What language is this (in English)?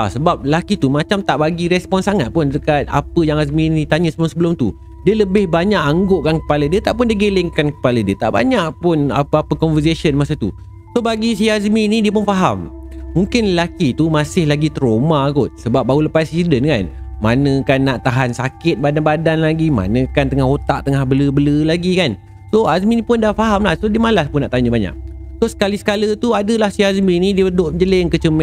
Malay